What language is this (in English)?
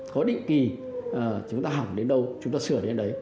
Vietnamese